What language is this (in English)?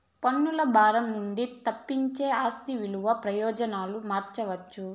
Telugu